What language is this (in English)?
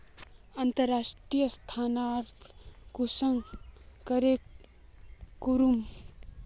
Magahi